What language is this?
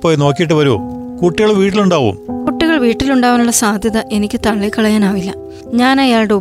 Malayalam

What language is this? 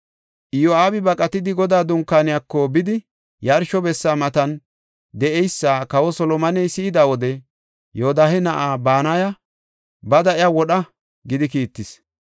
Gofa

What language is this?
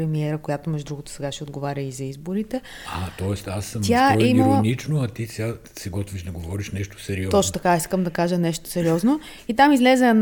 Bulgarian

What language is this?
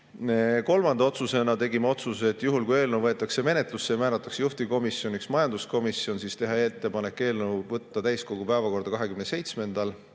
Estonian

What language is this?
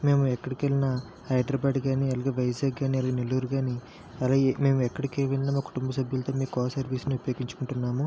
Telugu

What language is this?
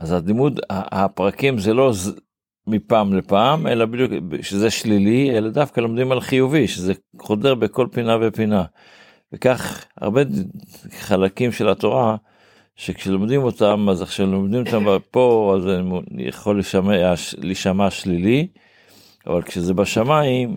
Hebrew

